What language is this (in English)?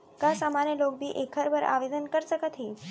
Chhattisgarhi